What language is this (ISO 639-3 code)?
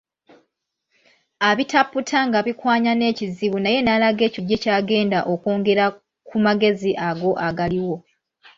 lug